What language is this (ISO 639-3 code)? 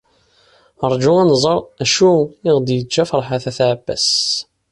kab